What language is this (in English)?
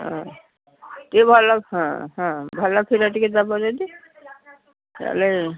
Odia